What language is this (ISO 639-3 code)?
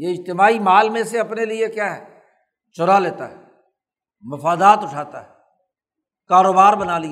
urd